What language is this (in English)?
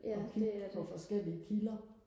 Danish